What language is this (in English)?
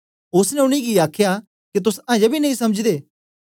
Dogri